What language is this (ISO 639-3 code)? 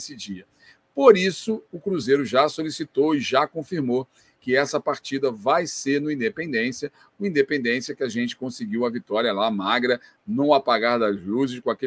por